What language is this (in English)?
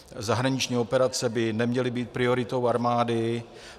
Czech